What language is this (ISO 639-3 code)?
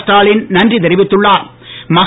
tam